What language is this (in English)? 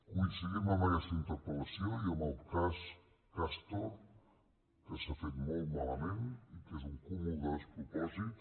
Catalan